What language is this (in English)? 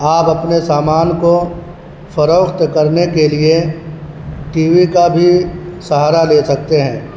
Urdu